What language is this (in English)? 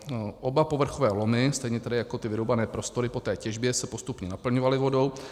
Czech